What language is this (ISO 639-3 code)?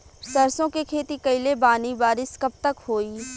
bho